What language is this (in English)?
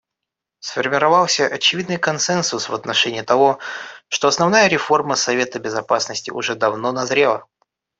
Russian